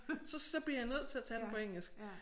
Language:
Danish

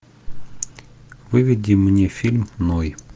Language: Russian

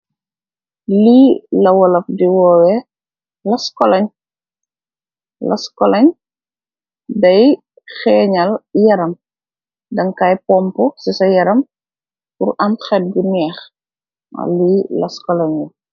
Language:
Wolof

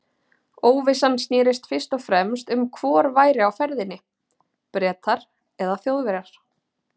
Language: Icelandic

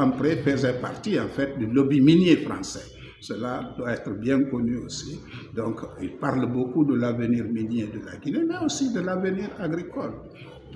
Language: French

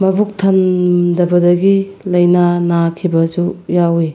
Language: Manipuri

